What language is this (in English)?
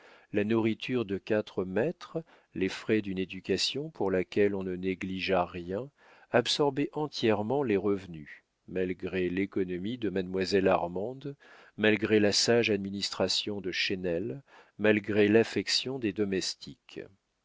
French